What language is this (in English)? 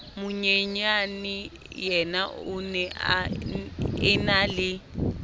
Southern Sotho